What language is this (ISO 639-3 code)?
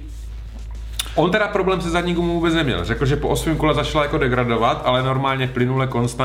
ces